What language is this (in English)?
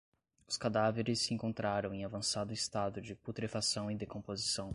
Portuguese